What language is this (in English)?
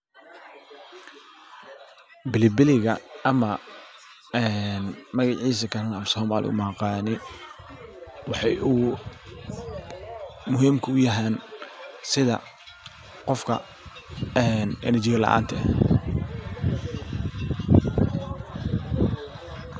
Somali